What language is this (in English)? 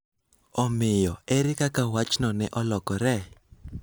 Luo (Kenya and Tanzania)